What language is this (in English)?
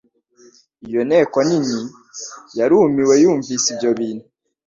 Kinyarwanda